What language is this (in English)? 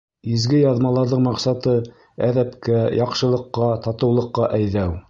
Bashkir